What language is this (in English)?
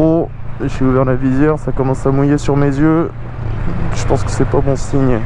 French